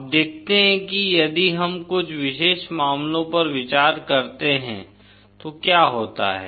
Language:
Hindi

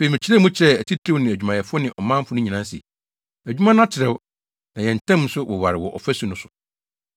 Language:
Akan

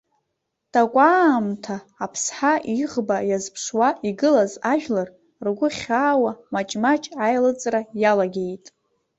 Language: Abkhazian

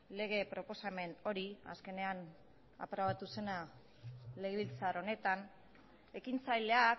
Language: Basque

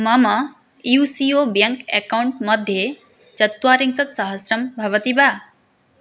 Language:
Sanskrit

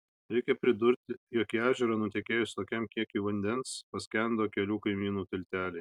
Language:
Lithuanian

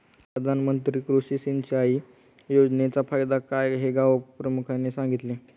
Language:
Marathi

